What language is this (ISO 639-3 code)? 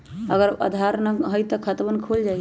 mag